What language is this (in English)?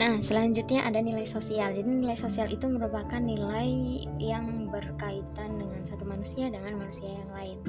Indonesian